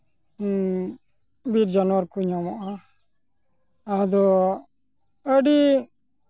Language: Santali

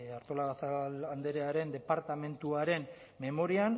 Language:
Basque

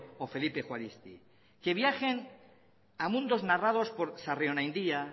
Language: Spanish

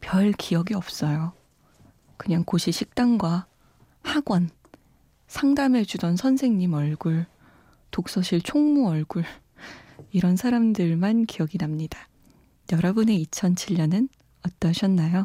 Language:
Korean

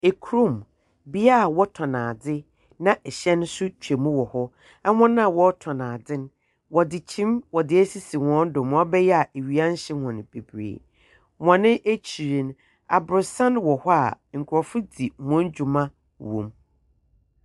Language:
Akan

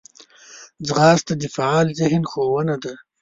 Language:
Pashto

